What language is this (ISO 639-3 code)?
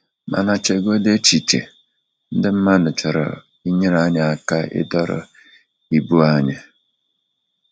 ibo